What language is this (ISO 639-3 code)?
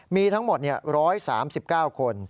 tha